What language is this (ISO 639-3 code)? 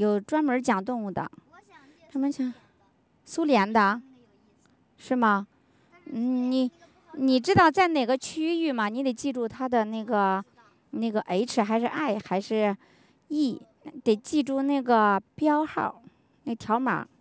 zho